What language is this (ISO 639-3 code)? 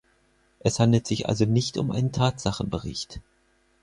deu